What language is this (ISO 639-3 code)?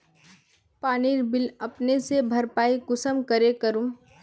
mag